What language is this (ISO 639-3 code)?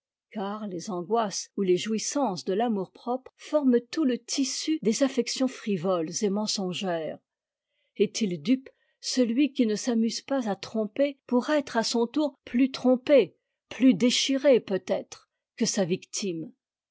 fra